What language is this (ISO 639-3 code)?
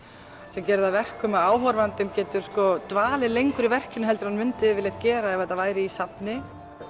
isl